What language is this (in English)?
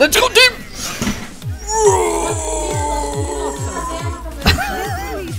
Dutch